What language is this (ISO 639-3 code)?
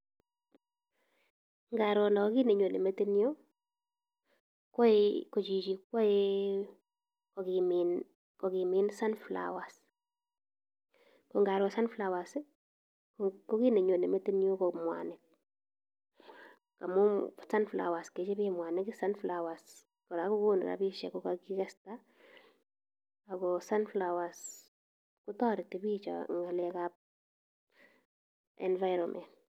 kln